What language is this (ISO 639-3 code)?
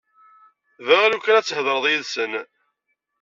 kab